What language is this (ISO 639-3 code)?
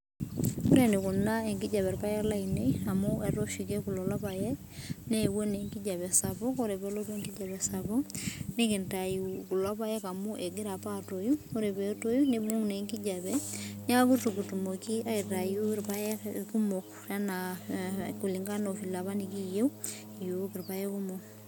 mas